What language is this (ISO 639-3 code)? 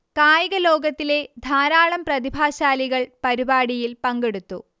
mal